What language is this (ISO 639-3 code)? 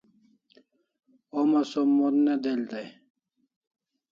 kls